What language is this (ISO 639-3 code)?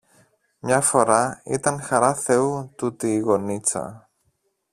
ell